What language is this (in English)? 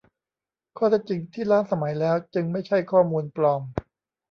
Thai